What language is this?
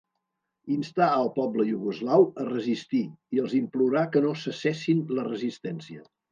Catalan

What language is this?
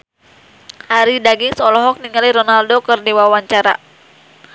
Sundanese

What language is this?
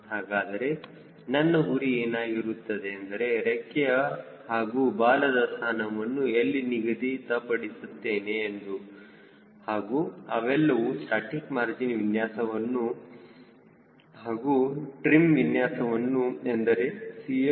Kannada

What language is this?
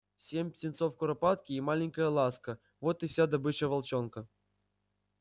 Russian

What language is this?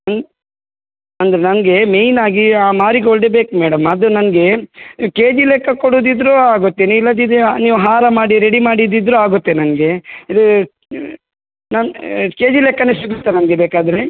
Kannada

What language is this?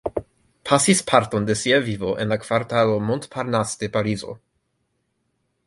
Esperanto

